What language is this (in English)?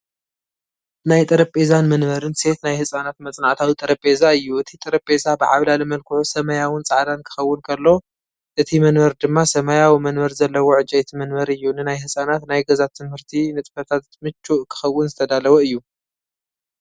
Tigrinya